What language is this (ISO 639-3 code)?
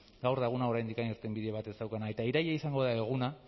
eus